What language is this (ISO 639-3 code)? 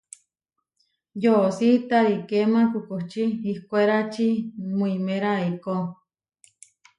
var